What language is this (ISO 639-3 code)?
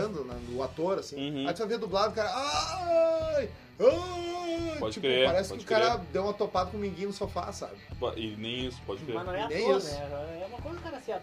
por